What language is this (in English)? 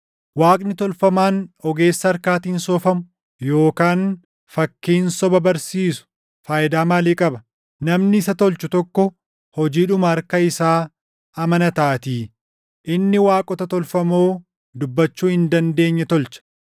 Oromo